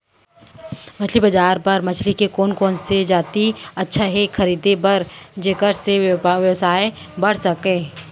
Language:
Chhattisgarhi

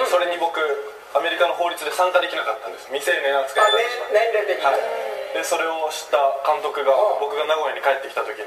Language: Japanese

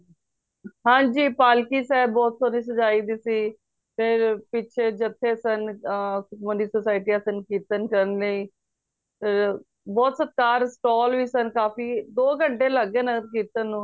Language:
Punjabi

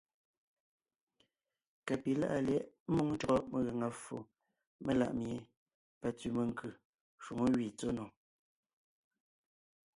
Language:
Ngiemboon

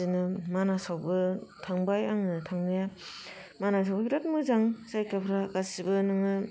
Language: Bodo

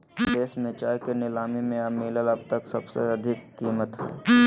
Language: Magahi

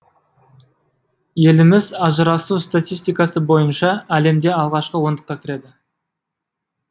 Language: Kazakh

